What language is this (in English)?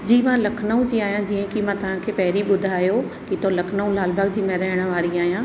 Sindhi